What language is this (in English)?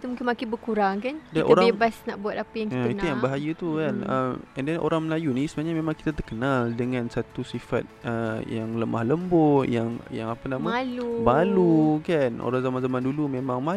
Malay